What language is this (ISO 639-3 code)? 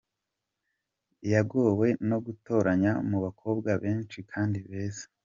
kin